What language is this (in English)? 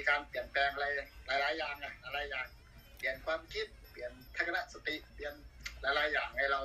Thai